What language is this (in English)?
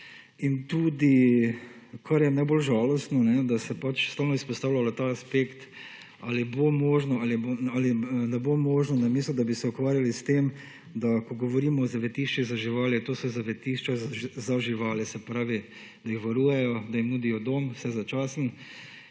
Slovenian